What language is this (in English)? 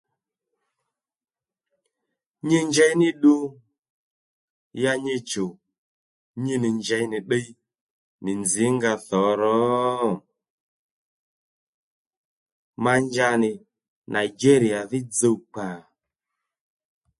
Lendu